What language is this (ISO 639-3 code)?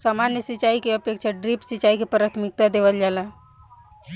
bho